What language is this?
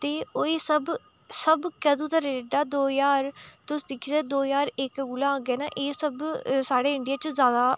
Dogri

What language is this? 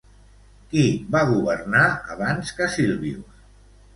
Catalan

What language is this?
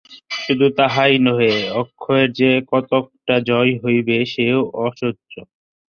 Bangla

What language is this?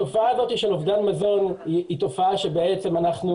Hebrew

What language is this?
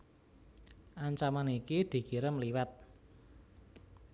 Javanese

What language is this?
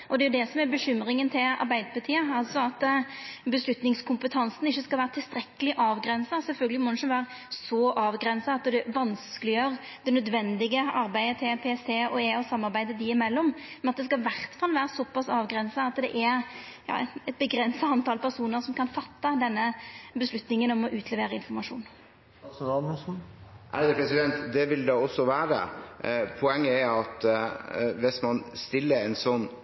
Norwegian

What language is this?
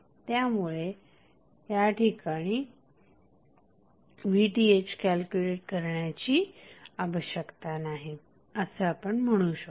Marathi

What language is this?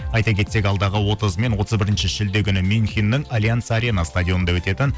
Kazakh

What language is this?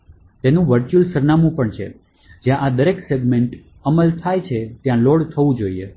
Gujarati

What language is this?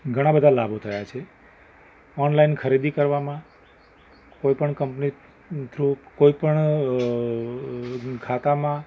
Gujarati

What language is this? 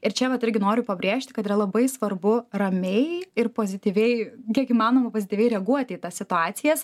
Lithuanian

